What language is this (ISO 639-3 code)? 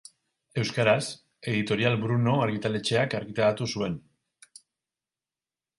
eus